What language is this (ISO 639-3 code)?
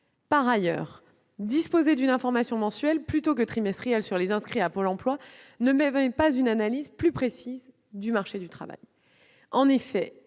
fra